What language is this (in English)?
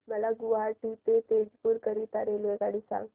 Marathi